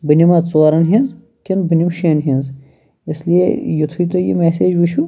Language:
Kashmiri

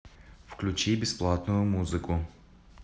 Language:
Russian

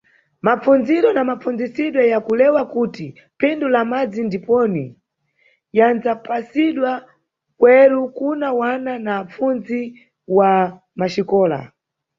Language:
Nyungwe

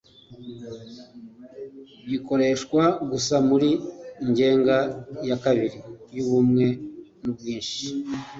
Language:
Kinyarwanda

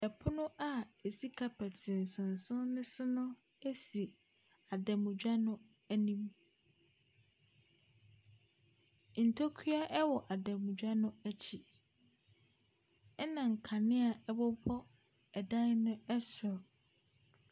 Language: Akan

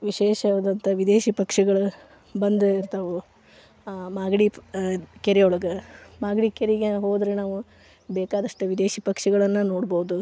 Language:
Kannada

